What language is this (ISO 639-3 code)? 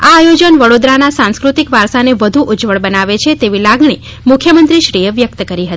guj